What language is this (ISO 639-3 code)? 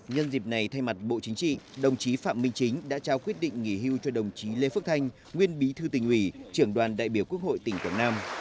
vie